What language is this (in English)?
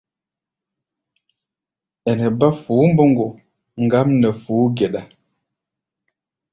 Gbaya